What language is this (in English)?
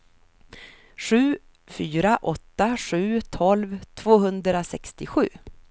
Swedish